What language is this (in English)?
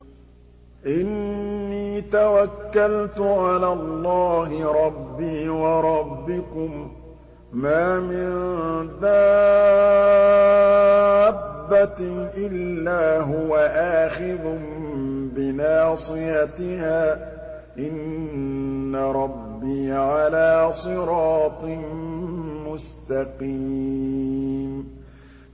Arabic